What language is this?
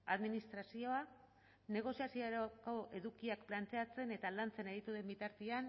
Basque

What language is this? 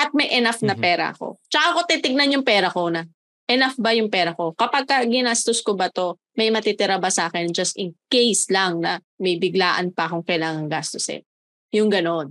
Filipino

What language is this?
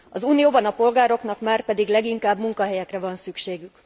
Hungarian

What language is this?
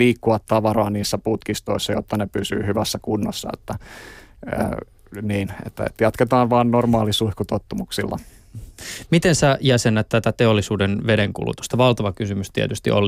Finnish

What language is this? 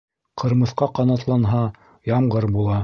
Bashkir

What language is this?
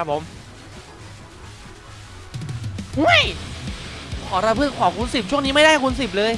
Thai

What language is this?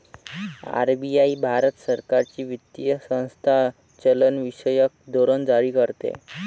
Marathi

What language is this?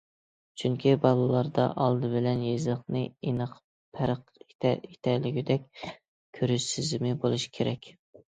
Uyghur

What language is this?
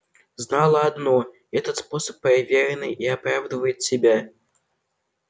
Russian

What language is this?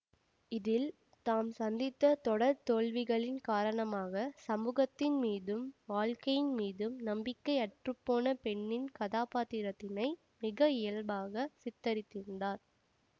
Tamil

